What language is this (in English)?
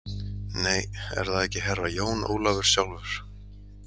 Icelandic